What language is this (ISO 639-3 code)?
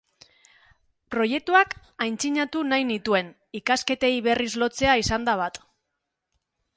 eus